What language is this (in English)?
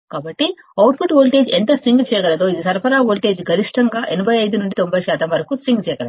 Telugu